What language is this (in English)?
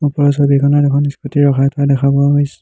Assamese